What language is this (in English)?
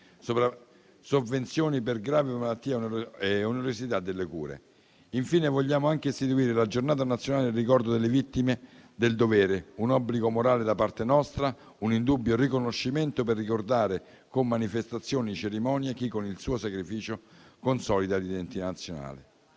Italian